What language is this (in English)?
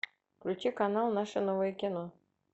Russian